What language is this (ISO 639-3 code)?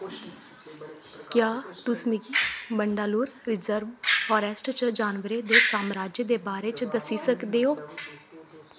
doi